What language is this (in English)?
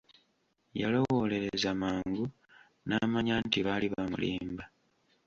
Ganda